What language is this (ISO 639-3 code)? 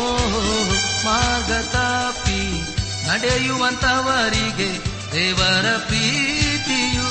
kan